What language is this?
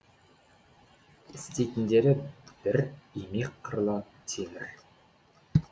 Kazakh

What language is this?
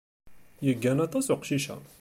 Kabyle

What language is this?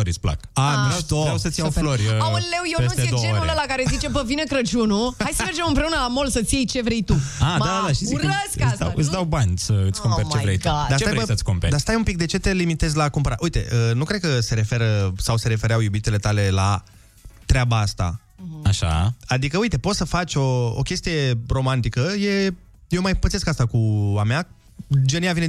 Romanian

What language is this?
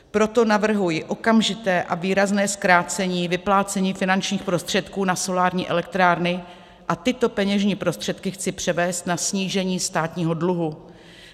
Czech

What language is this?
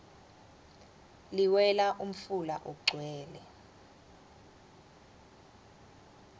Swati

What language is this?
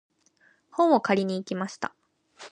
Japanese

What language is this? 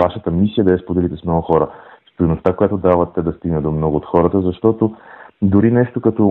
Bulgarian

